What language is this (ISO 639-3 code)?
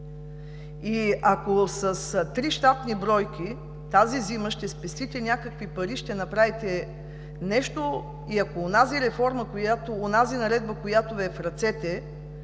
bul